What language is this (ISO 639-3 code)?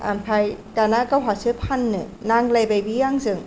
brx